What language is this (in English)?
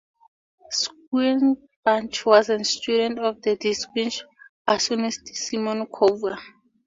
English